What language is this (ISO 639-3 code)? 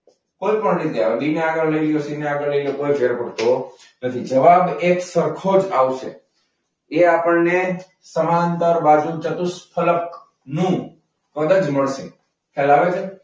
guj